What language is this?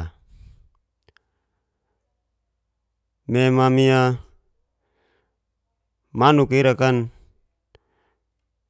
Geser-Gorom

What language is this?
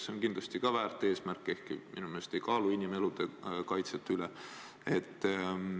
Estonian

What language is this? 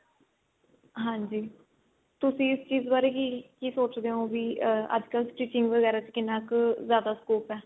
Punjabi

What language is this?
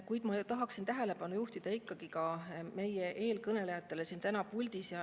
Estonian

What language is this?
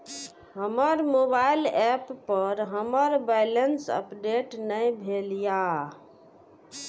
Maithili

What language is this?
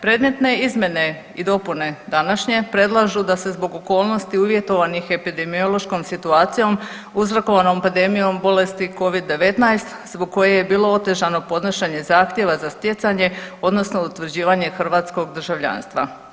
Croatian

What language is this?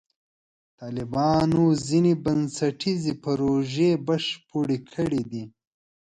Pashto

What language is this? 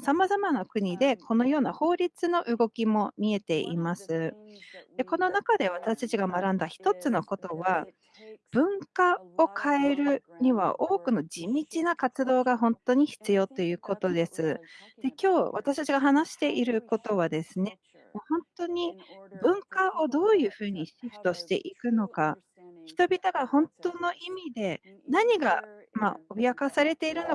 Japanese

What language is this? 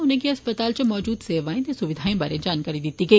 Dogri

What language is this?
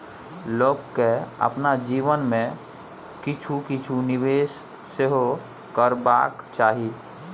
Maithili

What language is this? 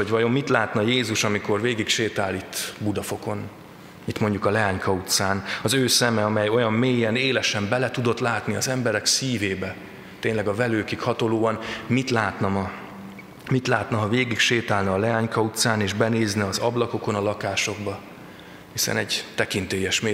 Hungarian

